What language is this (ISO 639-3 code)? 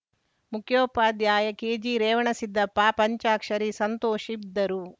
kan